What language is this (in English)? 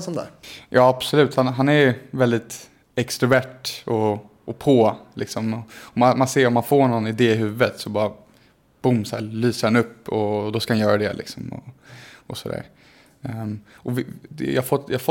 Swedish